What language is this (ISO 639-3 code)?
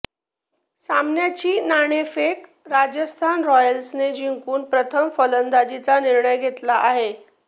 mar